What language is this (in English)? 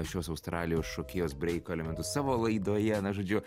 Lithuanian